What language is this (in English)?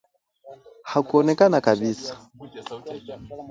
Swahili